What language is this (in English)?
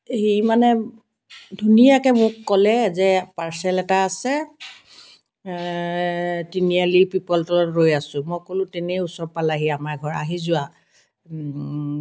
Assamese